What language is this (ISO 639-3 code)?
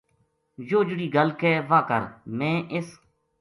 gju